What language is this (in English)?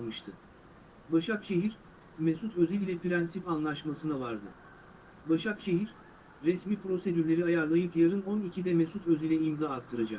Turkish